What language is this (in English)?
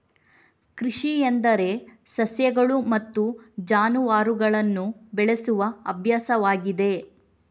Kannada